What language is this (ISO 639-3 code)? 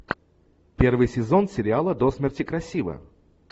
rus